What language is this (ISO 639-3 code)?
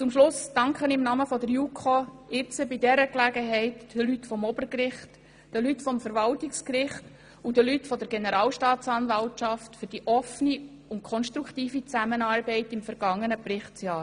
gsw